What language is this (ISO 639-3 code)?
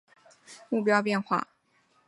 zho